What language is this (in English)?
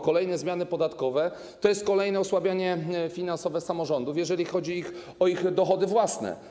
Polish